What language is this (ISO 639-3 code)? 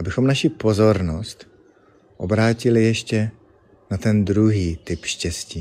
ces